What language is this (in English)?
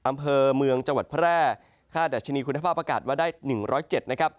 Thai